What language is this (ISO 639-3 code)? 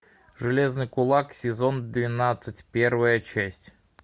rus